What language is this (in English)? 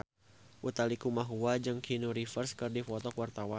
Sundanese